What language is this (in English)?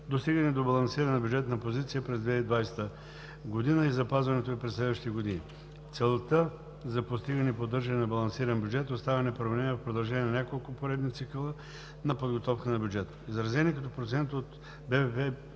Bulgarian